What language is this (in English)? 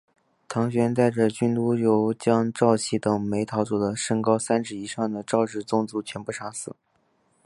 Chinese